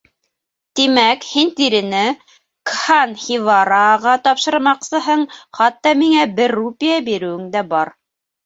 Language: Bashkir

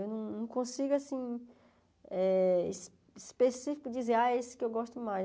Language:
Portuguese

